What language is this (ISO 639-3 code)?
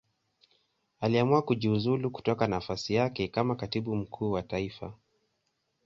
swa